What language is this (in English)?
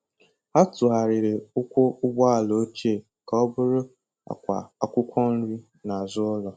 Igbo